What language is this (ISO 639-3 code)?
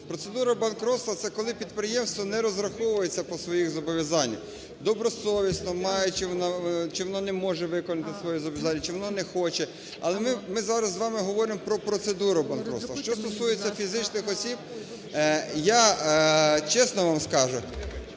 ukr